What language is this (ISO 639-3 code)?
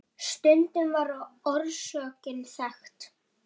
isl